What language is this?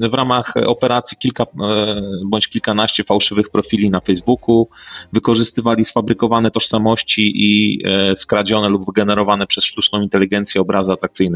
Polish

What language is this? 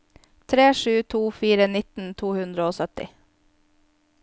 Norwegian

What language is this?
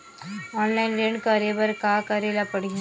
Chhattisgarhi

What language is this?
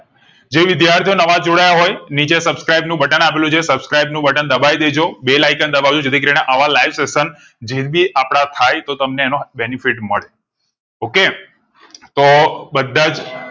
Gujarati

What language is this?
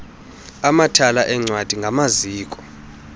Xhosa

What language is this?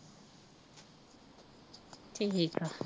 Punjabi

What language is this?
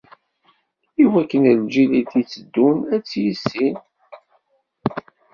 Kabyle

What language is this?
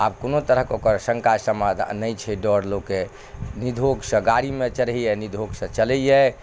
Maithili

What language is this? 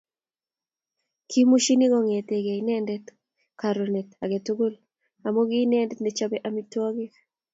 Kalenjin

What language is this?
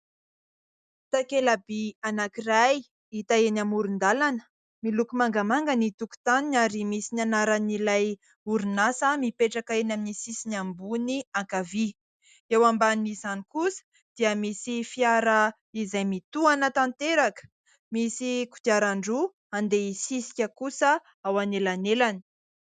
Malagasy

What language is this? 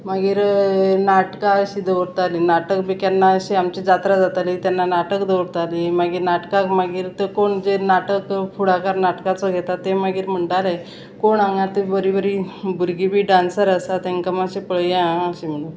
Konkani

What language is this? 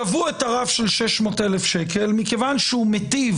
Hebrew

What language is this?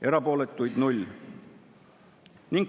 Estonian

